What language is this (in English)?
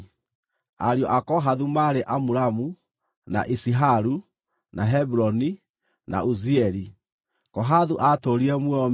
Kikuyu